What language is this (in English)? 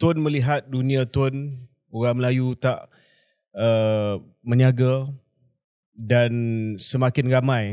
Malay